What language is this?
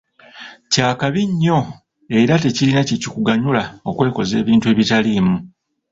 Ganda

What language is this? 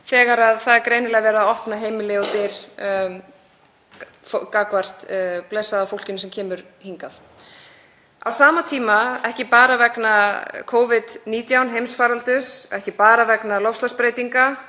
Icelandic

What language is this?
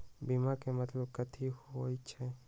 Magahi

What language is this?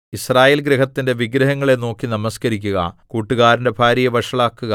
Malayalam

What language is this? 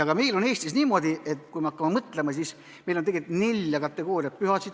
Estonian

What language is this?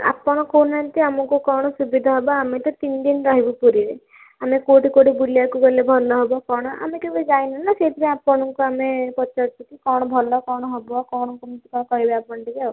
Odia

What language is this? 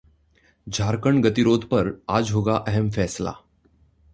Hindi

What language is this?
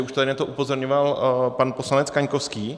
Czech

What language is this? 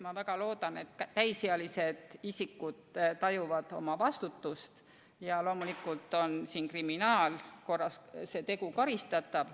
Estonian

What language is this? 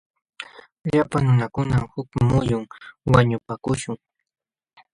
Jauja Wanca Quechua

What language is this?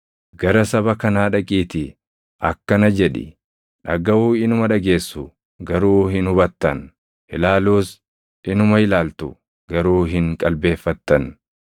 Oromo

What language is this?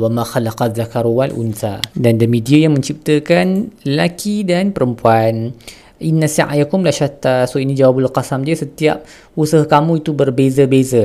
Malay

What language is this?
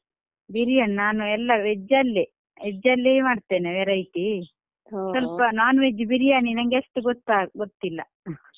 Kannada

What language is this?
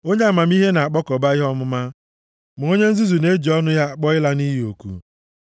Igbo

